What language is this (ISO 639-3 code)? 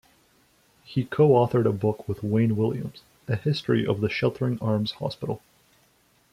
eng